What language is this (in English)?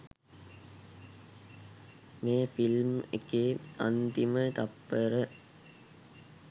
Sinhala